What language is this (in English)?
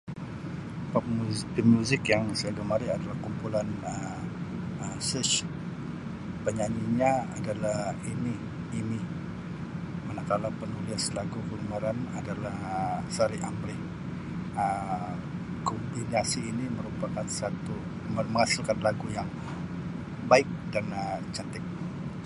Sabah Malay